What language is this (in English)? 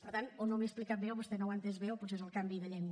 Catalan